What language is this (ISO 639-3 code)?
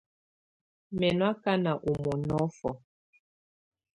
tvu